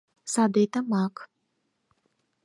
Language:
Mari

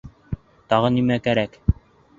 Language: Bashkir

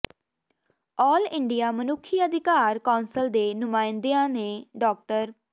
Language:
Punjabi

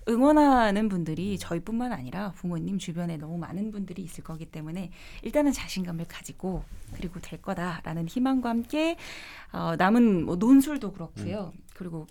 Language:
Korean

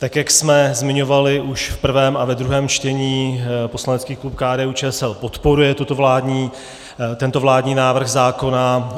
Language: Czech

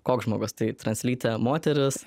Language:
Lithuanian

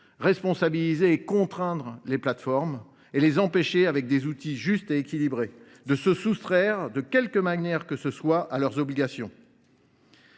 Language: French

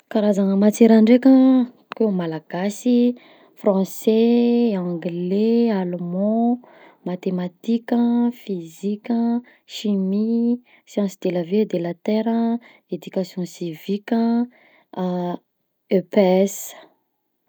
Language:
Southern Betsimisaraka Malagasy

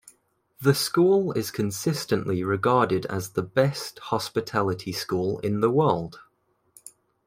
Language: English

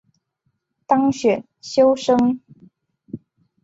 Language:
Chinese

